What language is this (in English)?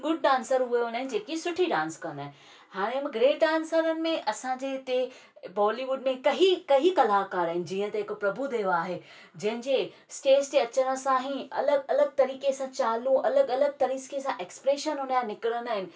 Sindhi